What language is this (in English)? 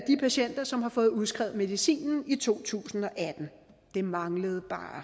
Danish